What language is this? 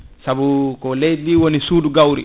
Fula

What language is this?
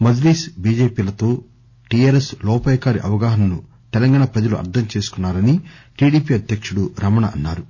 Telugu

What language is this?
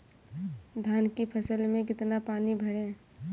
Hindi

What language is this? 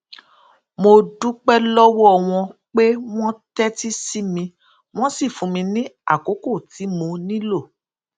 Yoruba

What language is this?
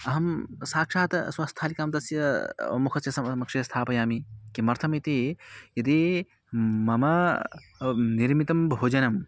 Sanskrit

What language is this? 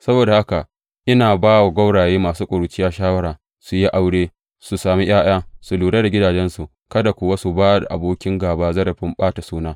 Hausa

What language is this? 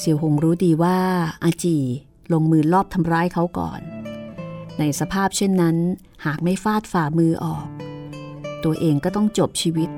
Thai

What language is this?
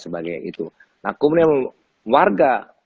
Indonesian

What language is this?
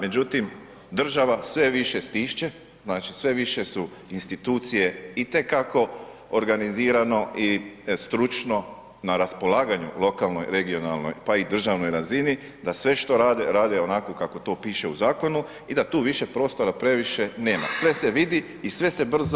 Croatian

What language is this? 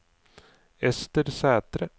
Norwegian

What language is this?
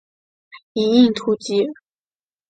Chinese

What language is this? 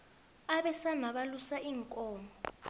South Ndebele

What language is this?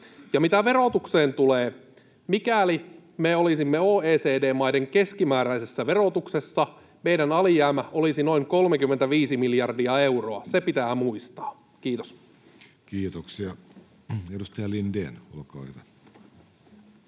Finnish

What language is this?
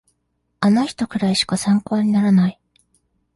Japanese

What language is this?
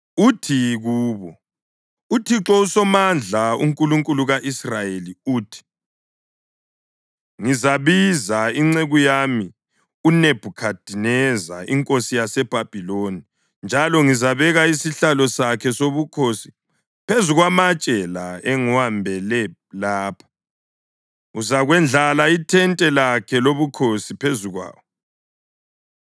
North Ndebele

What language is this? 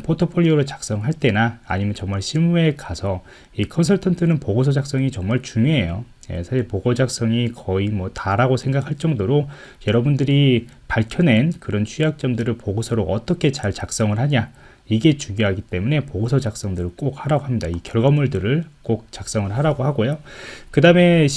Korean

